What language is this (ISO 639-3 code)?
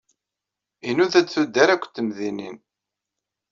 kab